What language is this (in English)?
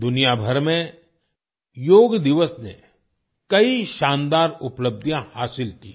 Hindi